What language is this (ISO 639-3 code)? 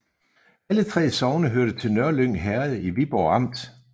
dan